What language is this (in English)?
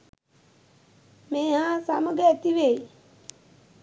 Sinhala